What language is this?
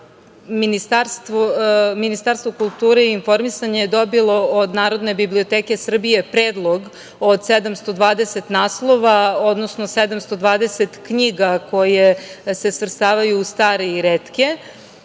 Serbian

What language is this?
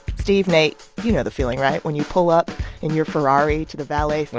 English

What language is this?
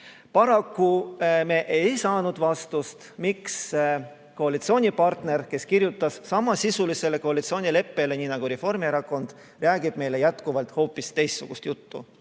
Estonian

